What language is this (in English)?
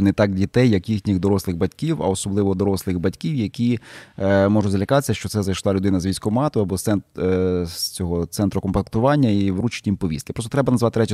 Ukrainian